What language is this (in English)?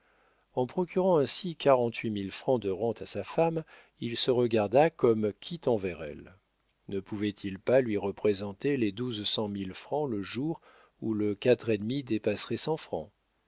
French